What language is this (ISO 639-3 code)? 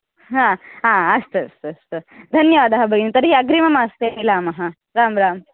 san